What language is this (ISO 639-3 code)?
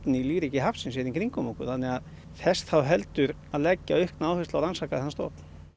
isl